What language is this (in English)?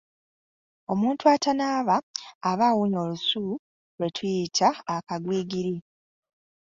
Ganda